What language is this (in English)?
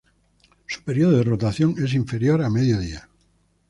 Spanish